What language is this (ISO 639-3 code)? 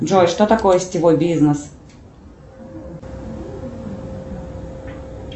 rus